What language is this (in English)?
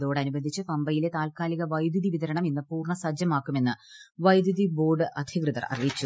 Malayalam